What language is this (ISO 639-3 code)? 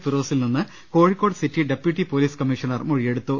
mal